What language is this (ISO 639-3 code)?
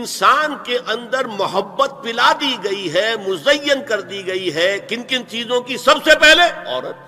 urd